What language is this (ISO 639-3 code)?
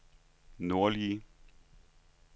dan